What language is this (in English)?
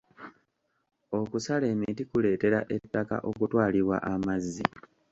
Ganda